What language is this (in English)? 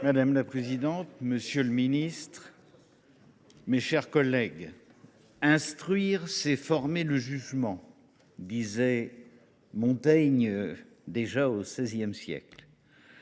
French